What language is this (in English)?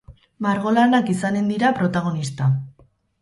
Basque